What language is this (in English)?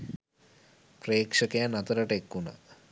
Sinhala